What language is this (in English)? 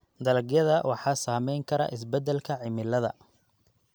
Somali